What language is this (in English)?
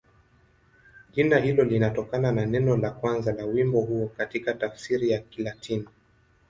Swahili